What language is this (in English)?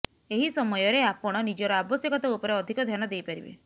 Odia